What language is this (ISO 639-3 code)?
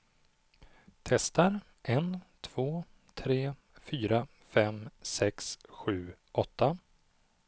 swe